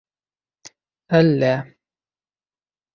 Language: Bashkir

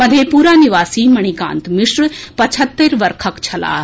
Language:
Maithili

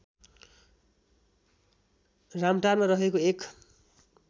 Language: Nepali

